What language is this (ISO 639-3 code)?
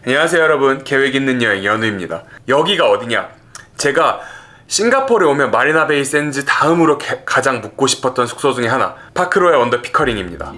kor